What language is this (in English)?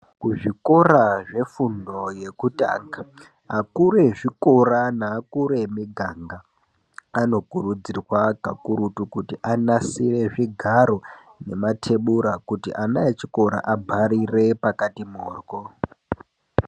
Ndau